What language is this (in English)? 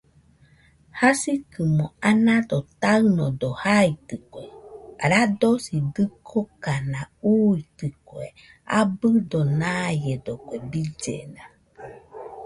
Nüpode Huitoto